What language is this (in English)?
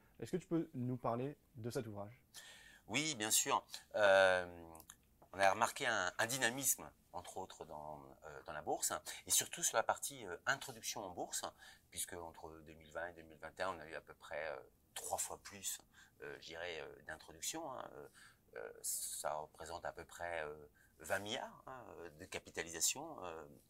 French